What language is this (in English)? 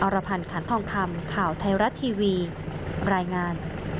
Thai